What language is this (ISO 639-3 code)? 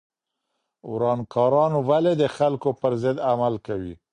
pus